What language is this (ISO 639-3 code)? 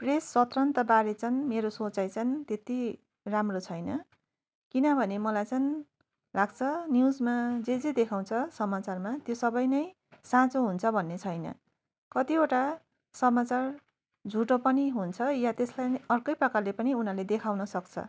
nep